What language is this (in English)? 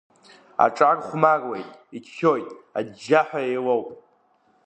Abkhazian